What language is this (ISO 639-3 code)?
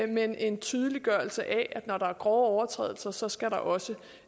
dan